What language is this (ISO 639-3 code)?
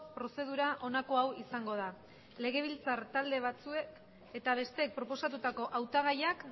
eus